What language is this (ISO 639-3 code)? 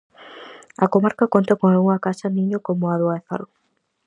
glg